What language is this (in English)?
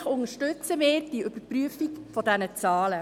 Swiss German